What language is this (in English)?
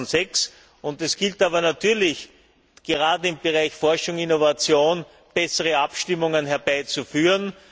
German